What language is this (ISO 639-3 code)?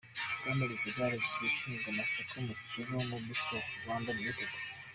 kin